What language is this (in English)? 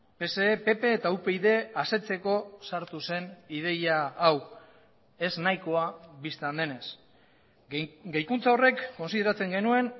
Basque